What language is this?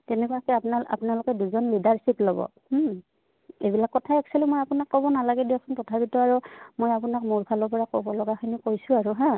Assamese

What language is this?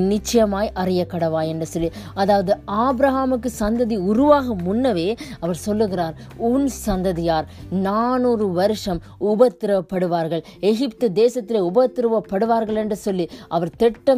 Tamil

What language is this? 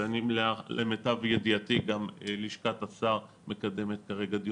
Hebrew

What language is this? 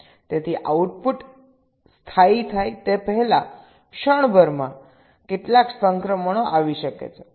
Gujarati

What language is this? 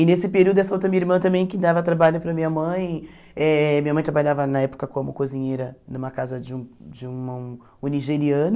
Portuguese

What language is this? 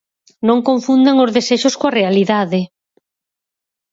Galician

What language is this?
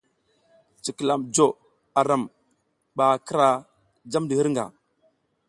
South Giziga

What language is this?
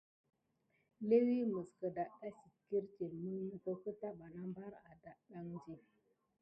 Gidar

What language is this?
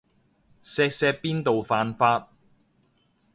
Cantonese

